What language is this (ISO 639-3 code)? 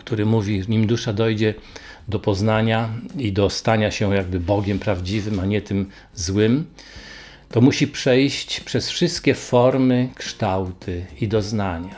pol